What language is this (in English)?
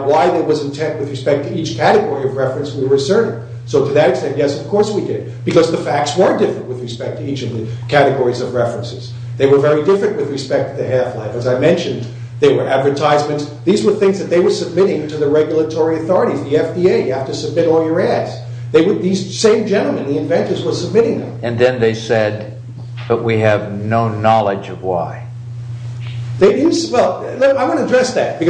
English